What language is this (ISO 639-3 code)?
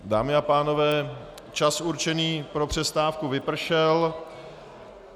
ces